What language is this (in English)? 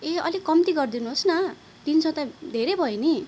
Nepali